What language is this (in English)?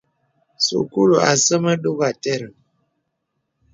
Bebele